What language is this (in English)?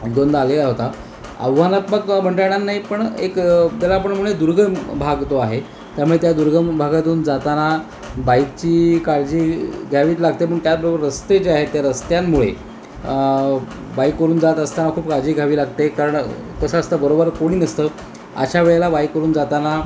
Marathi